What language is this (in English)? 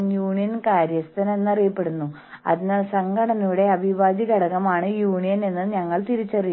Malayalam